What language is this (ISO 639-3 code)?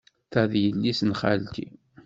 kab